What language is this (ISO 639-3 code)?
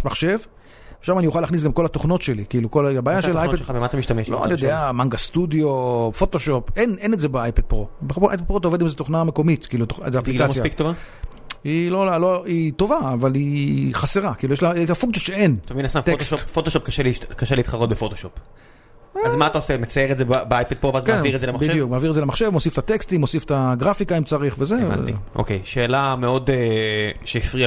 heb